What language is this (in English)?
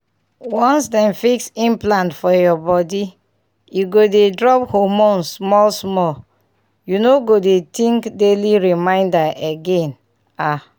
Nigerian Pidgin